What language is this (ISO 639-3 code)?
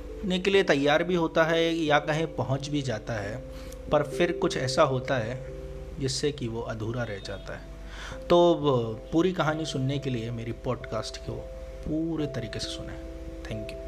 hin